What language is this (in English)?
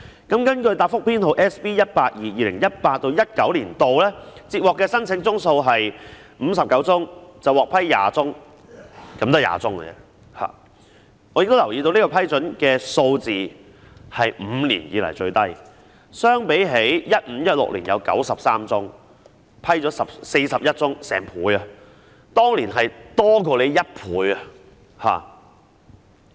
Cantonese